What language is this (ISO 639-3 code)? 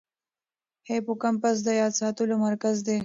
pus